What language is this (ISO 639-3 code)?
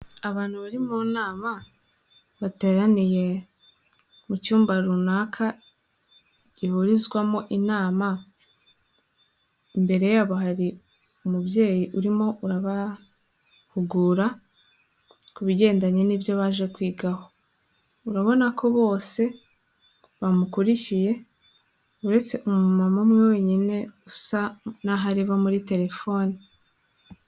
kin